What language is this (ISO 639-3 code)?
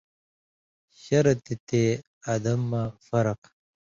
mvy